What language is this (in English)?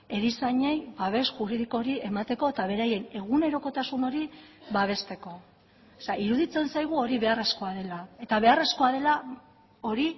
Basque